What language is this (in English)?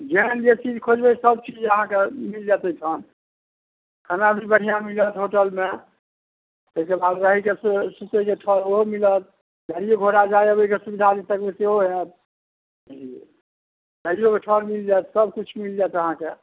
Maithili